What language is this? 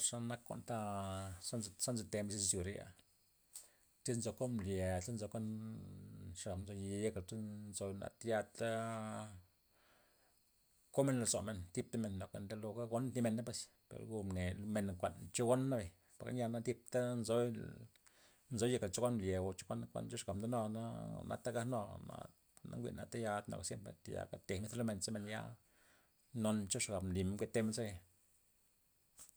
Loxicha Zapotec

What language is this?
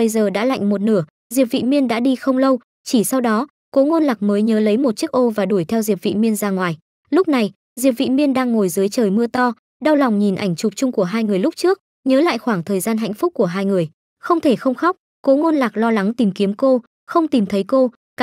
Vietnamese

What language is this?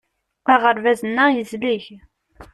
Kabyle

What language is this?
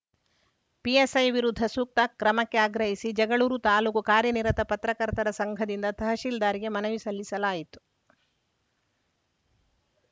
Kannada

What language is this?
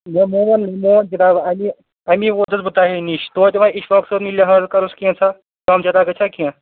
Kashmiri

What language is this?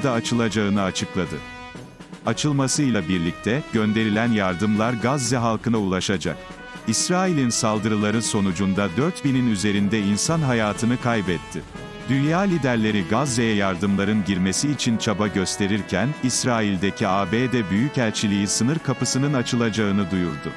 Turkish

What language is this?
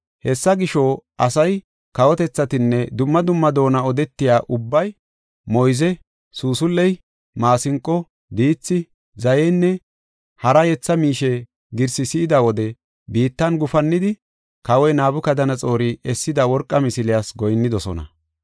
Gofa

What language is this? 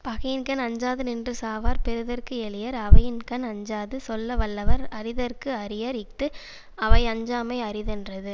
Tamil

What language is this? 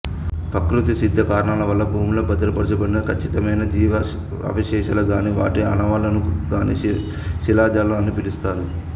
Telugu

